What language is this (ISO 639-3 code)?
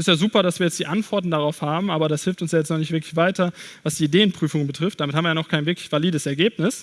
deu